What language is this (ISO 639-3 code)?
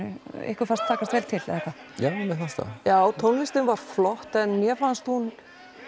isl